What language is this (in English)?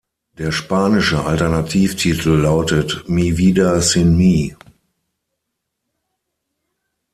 German